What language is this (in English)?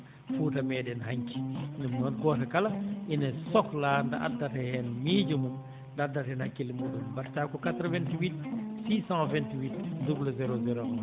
Fula